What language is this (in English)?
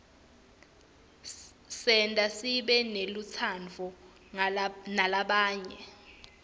Swati